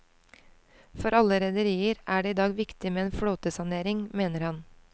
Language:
Norwegian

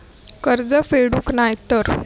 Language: Marathi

